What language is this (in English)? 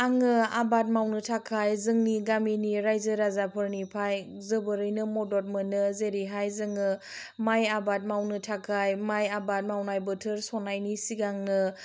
Bodo